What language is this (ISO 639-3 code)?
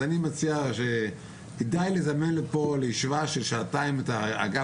heb